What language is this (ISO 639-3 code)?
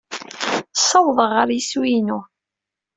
kab